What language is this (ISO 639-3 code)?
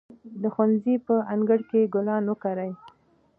pus